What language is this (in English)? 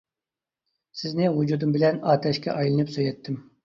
Uyghur